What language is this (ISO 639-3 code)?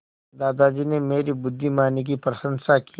hin